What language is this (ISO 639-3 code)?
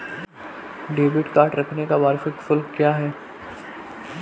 hin